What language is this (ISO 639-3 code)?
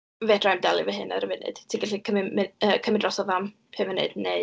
cym